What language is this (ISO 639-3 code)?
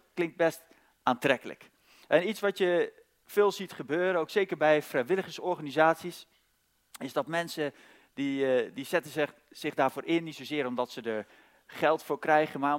nld